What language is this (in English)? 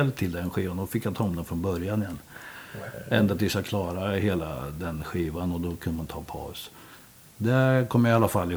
Swedish